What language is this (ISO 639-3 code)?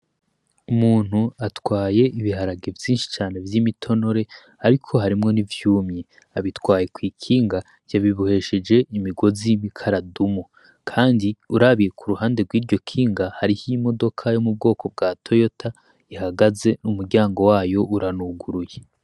run